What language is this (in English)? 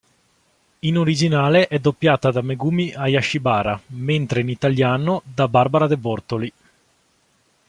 Italian